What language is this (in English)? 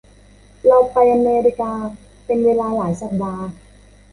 Thai